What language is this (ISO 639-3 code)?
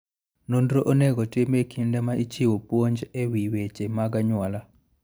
luo